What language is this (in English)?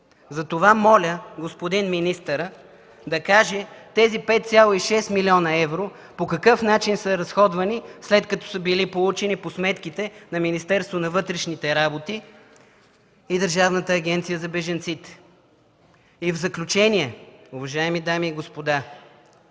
Bulgarian